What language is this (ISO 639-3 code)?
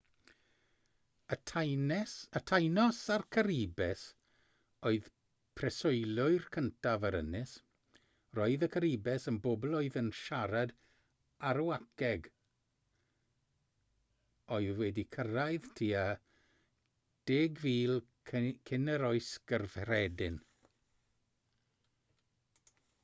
cym